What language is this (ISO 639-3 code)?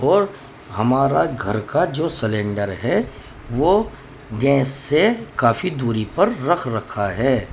urd